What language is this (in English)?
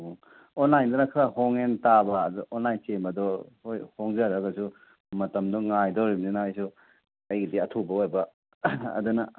Manipuri